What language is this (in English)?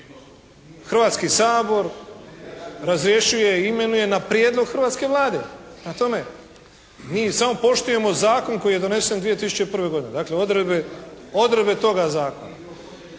Croatian